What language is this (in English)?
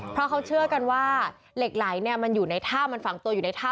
Thai